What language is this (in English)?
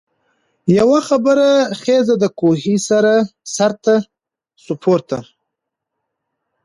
Pashto